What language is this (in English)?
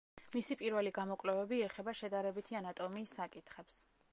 Georgian